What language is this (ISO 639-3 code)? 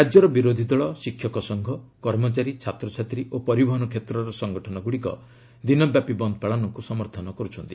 ori